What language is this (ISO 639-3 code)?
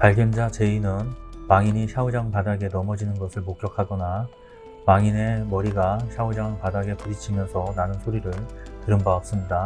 kor